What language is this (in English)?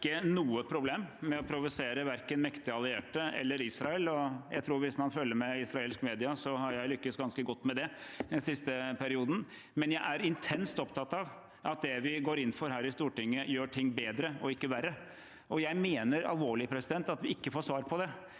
Norwegian